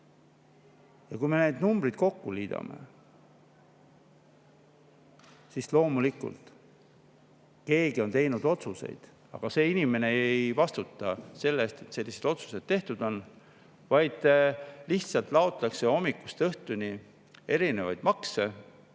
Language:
Estonian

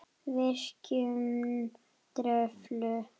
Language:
Icelandic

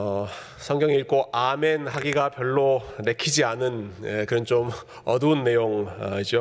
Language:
Korean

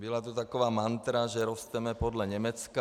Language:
Czech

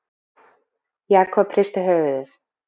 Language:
Icelandic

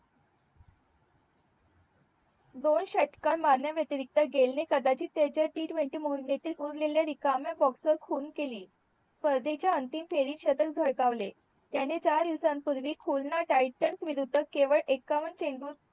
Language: Marathi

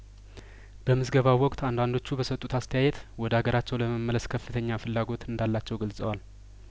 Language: Amharic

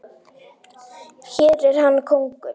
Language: Icelandic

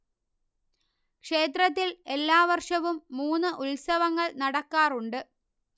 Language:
Malayalam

